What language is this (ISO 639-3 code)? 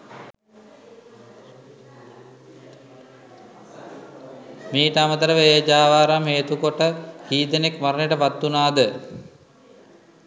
sin